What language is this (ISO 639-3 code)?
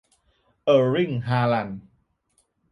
tha